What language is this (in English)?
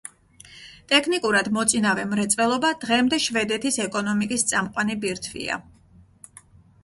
Georgian